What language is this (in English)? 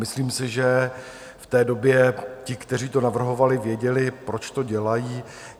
Czech